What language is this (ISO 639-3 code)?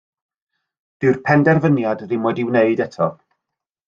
cym